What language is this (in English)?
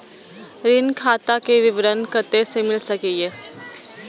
Maithili